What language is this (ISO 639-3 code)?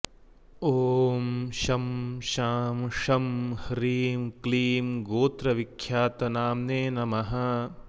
san